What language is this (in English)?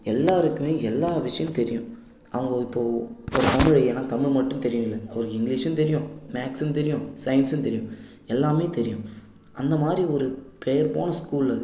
Tamil